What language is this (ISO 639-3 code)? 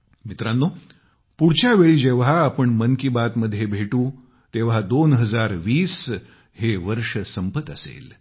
mar